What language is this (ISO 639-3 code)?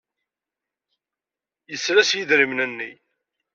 kab